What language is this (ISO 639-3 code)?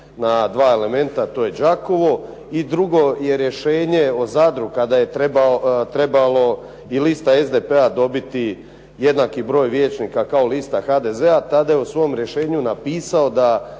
hrv